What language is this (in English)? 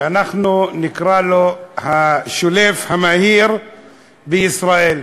Hebrew